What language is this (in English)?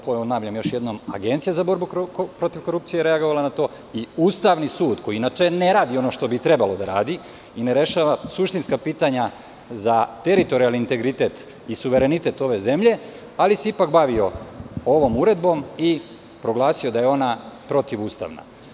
Serbian